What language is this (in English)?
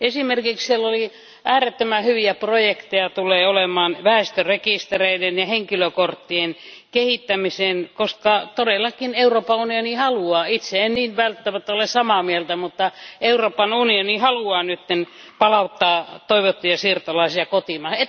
Finnish